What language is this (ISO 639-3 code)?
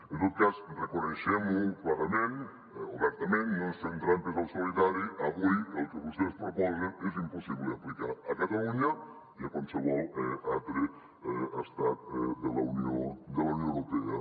cat